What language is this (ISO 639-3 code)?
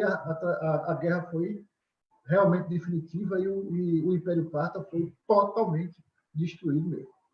por